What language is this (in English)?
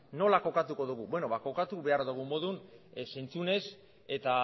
Basque